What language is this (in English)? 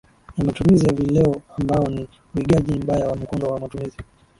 Swahili